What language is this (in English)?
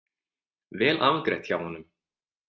Icelandic